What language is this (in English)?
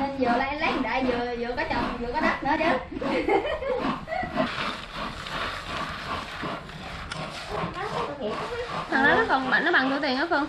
Vietnamese